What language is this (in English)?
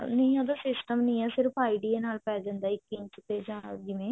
Punjabi